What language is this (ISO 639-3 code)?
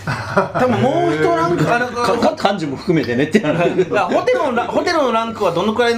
jpn